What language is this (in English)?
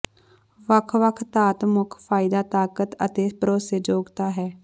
Punjabi